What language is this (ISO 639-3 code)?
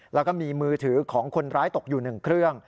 tha